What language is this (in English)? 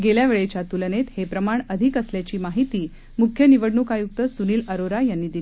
Marathi